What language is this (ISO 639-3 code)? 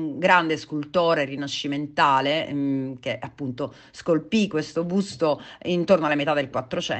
ita